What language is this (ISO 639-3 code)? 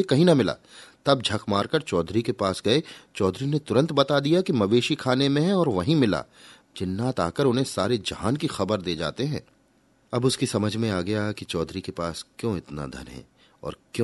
hin